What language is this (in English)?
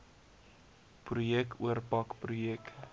Afrikaans